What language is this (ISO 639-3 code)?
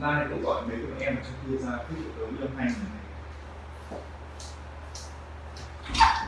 vie